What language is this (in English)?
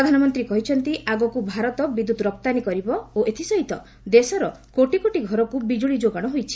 Odia